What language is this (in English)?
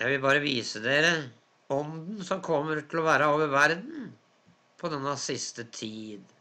Norwegian